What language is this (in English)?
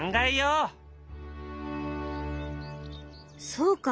Japanese